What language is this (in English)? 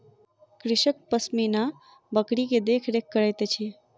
Maithili